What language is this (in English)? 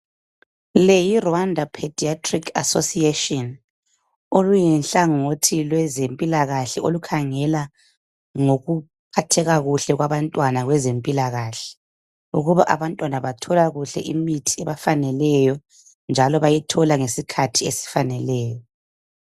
North Ndebele